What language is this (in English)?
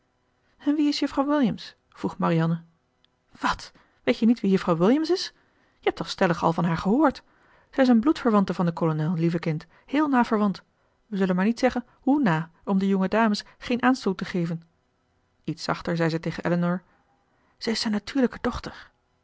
Dutch